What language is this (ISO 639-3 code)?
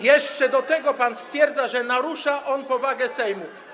pol